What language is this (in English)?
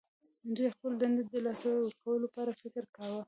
Pashto